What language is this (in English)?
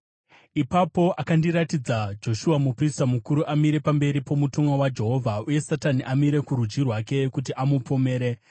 Shona